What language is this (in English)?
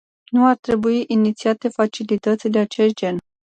Romanian